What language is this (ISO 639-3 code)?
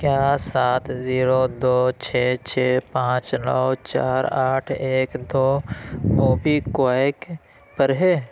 urd